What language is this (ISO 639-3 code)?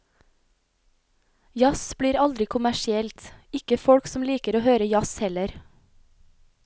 nor